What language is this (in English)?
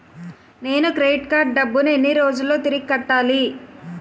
Telugu